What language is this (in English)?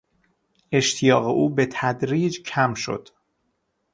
Persian